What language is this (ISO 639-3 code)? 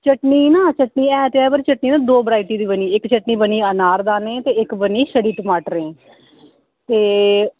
doi